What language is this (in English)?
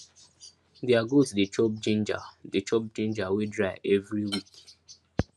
Nigerian Pidgin